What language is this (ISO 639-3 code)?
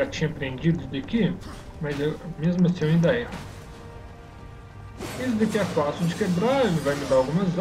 por